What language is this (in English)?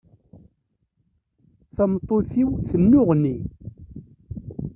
Kabyle